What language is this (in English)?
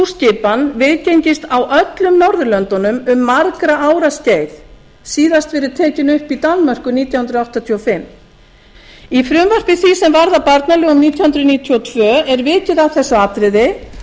Icelandic